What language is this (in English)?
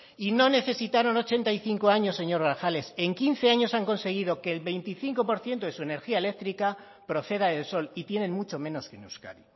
Spanish